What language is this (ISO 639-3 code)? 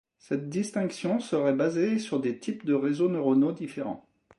fra